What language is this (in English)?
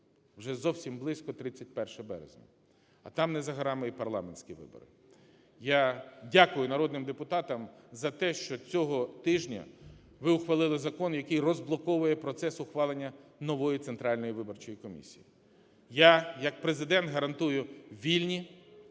Ukrainian